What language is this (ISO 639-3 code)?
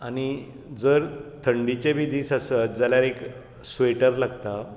kok